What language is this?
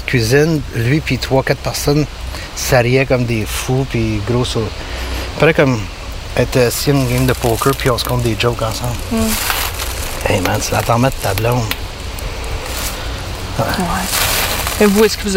French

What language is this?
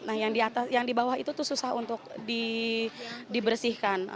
Indonesian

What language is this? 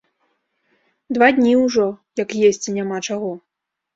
Belarusian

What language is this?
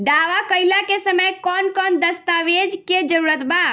Bhojpuri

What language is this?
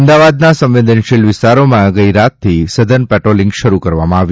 Gujarati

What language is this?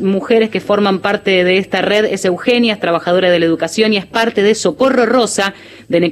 Spanish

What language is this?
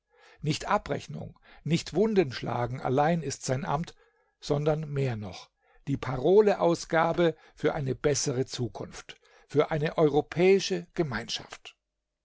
German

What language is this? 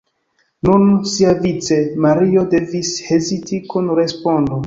Esperanto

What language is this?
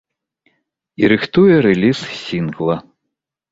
Belarusian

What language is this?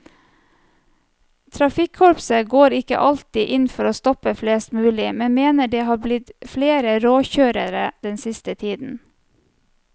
Norwegian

